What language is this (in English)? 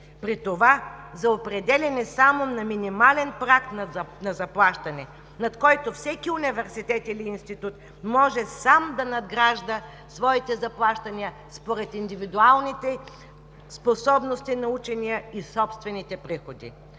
Bulgarian